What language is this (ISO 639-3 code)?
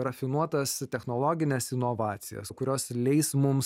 lit